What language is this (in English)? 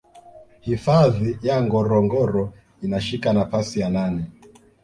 Swahili